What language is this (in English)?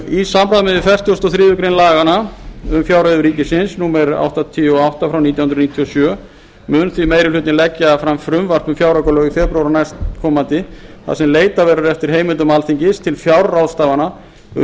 Icelandic